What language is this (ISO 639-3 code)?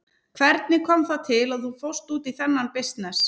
isl